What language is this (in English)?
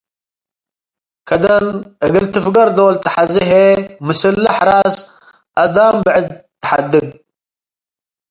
Tigre